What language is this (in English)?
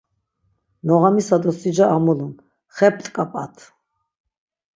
Laz